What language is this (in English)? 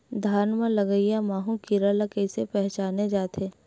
Chhattisgarhi